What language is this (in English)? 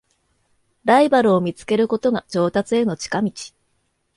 Japanese